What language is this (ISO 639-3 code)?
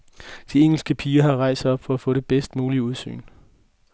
dan